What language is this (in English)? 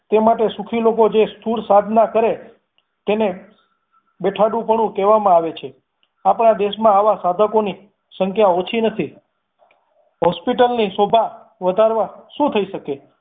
Gujarati